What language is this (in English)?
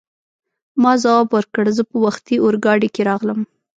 Pashto